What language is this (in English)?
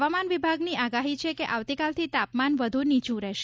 Gujarati